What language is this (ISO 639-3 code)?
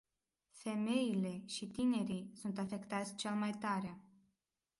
ron